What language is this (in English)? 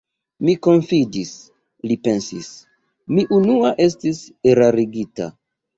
Esperanto